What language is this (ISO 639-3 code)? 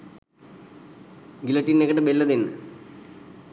sin